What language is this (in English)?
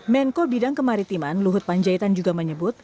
Indonesian